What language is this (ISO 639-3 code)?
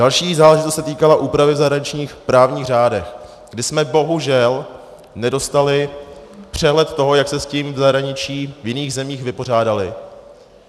ces